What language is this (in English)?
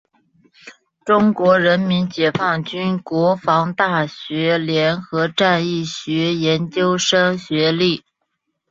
Chinese